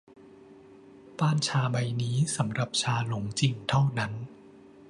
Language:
Thai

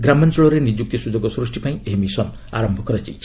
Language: Odia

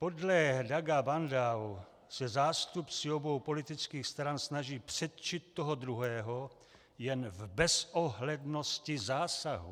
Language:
Czech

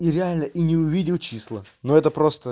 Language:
Russian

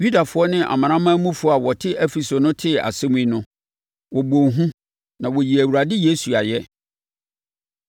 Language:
Akan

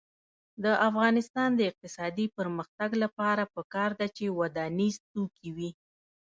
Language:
Pashto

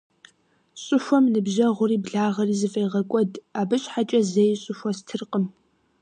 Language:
Kabardian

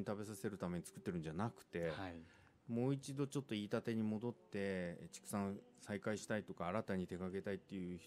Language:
Japanese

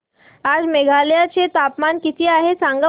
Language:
Marathi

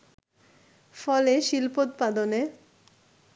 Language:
Bangla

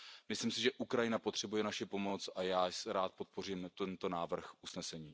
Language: Czech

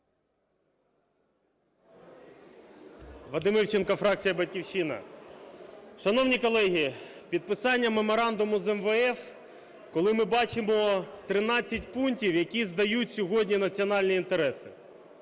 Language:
Ukrainian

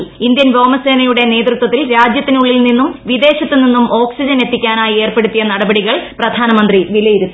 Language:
Malayalam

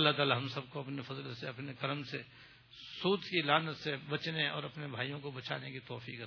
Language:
Urdu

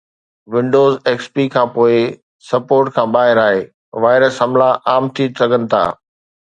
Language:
Sindhi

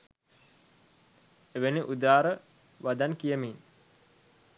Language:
Sinhala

